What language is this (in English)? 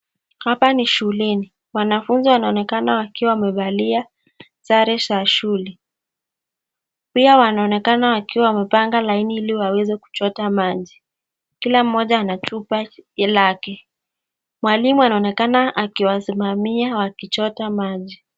Swahili